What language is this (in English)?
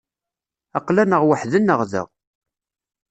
Kabyle